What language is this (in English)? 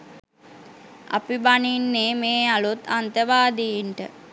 Sinhala